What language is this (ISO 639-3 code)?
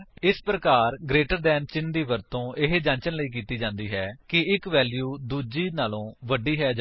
pan